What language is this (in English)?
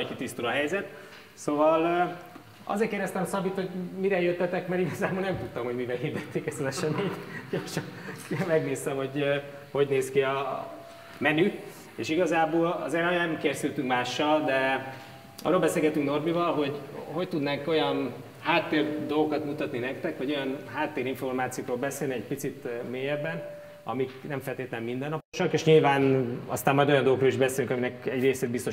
Hungarian